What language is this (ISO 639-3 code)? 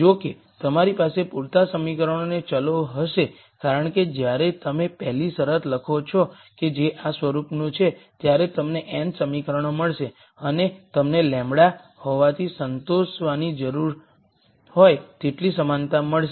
guj